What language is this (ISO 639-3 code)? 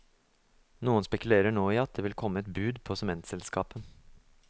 nor